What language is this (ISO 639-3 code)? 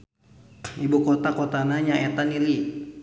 sun